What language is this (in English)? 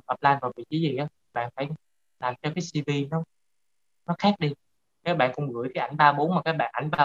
Vietnamese